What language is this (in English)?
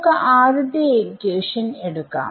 Malayalam